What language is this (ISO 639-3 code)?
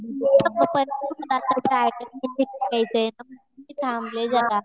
mar